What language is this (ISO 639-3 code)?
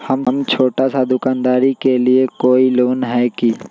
mag